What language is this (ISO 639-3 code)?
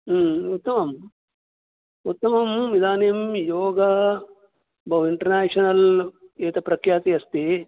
san